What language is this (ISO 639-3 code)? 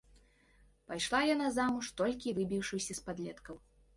bel